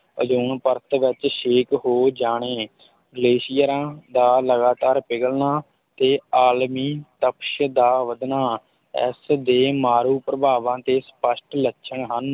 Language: Punjabi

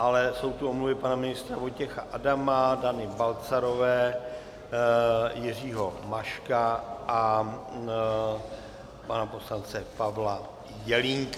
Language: Czech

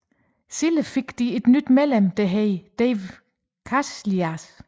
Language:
Danish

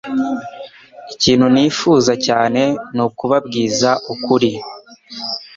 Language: Kinyarwanda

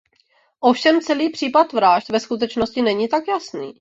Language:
Czech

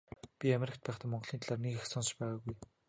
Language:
Mongolian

